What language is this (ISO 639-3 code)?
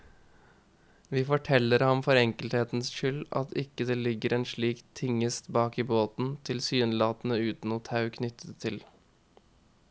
nor